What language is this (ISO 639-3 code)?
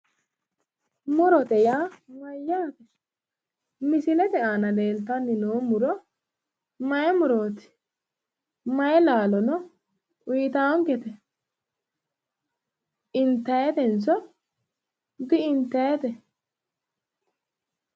sid